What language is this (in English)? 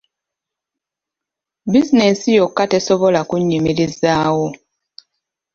Ganda